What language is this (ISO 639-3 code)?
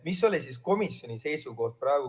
est